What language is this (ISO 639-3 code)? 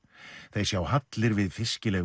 isl